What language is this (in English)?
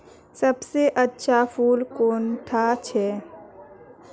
Magahi